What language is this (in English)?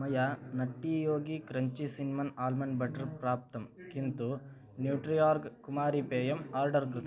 Sanskrit